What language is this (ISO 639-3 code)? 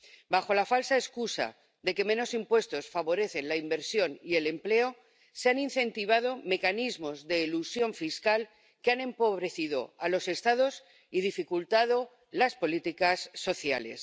spa